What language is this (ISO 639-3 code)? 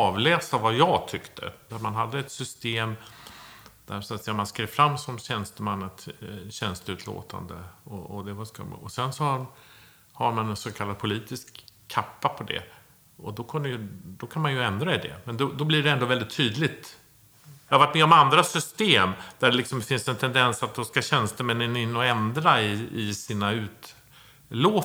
swe